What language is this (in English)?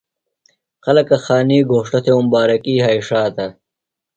Phalura